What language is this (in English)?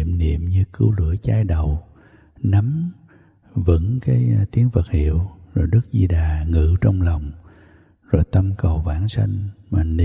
Vietnamese